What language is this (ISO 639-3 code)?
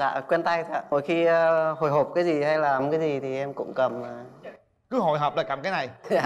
vie